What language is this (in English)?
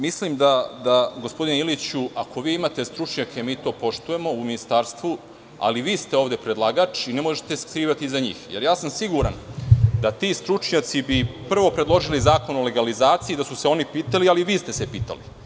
Serbian